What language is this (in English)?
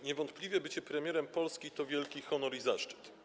Polish